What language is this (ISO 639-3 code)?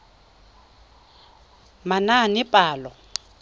tsn